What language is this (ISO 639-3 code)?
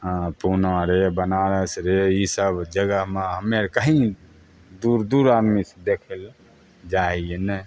mai